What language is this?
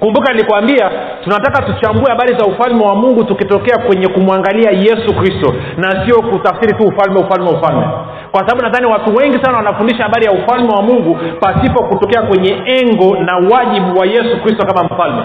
Swahili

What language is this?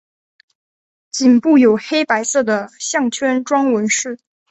Chinese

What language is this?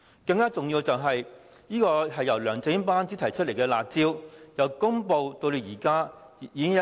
Cantonese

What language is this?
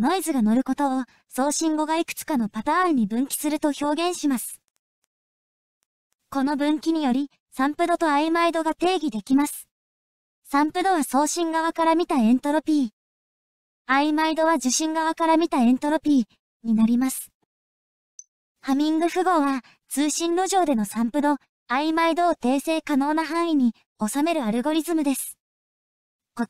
Japanese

